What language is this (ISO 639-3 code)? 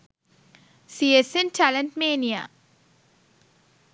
sin